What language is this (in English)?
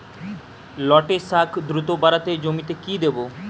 Bangla